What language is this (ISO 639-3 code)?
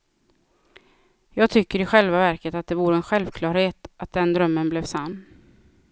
swe